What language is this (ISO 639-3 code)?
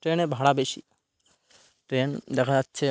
ben